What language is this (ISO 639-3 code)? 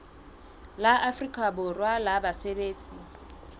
sot